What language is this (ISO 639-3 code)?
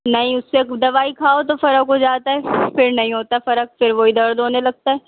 urd